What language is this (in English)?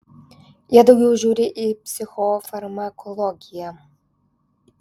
Lithuanian